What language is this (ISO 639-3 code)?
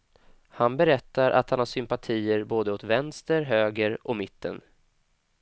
swe